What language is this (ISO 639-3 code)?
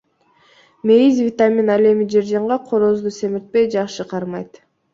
kir